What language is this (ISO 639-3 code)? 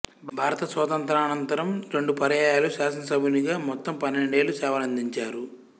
tel